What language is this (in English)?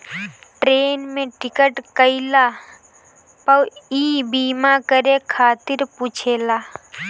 Bhojpuri